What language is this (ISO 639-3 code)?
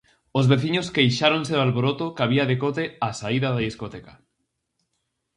glg